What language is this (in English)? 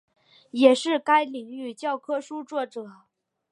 Chinese